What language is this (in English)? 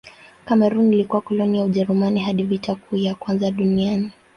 Swahili